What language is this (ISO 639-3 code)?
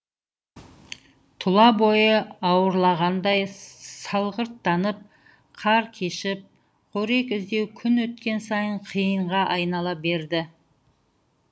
kaz